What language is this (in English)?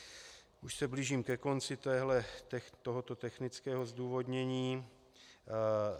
Czech